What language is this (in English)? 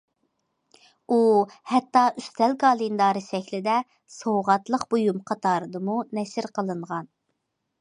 Uyghur